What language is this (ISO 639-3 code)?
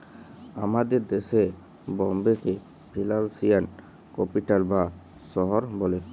ben